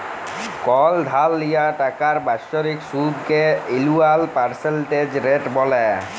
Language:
Bangla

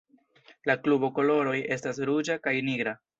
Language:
Esperanto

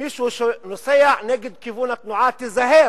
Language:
Hebrew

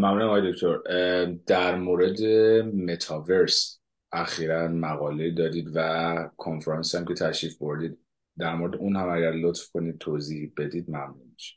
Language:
Persian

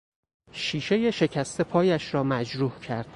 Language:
Persian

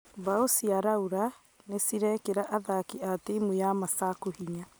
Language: Kikuyu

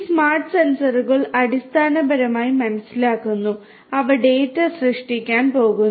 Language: Malayalam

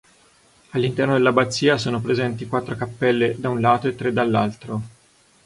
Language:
Italian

